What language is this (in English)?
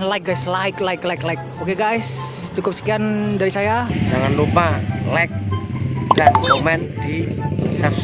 Indonesian